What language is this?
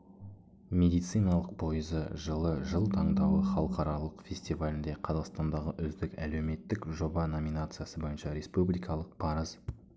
Kazakh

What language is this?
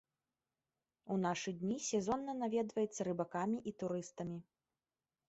Belarusian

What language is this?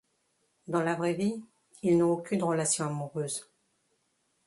French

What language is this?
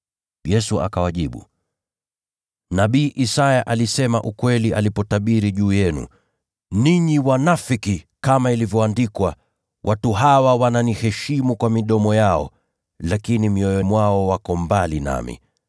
Swahili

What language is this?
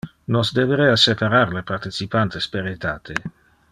Interlingua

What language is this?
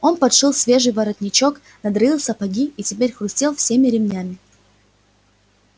Russian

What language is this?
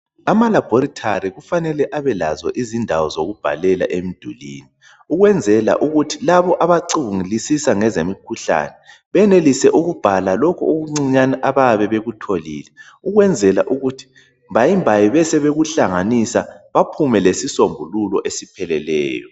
North Ndebele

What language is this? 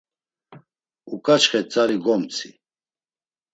Laz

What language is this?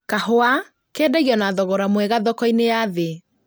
Kikuyu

